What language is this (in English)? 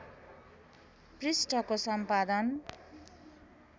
Nepali